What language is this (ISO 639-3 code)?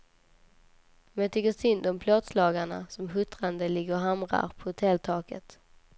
swe